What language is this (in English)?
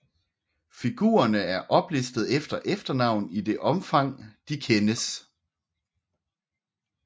Danish